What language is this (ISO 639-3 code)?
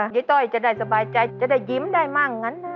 tha